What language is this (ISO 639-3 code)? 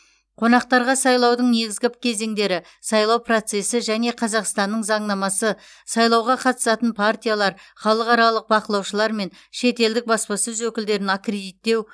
kaz